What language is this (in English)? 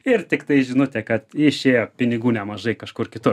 Lithuanian